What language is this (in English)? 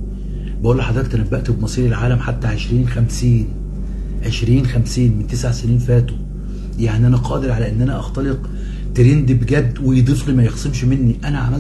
Arabic